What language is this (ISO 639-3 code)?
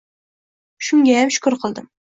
uzb